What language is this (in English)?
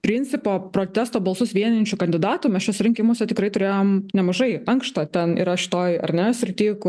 Lithuanian